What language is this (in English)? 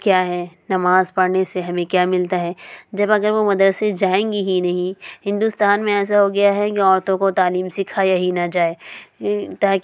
Urdu